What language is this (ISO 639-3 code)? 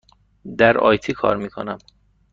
fas